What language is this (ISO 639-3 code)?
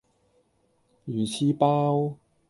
yue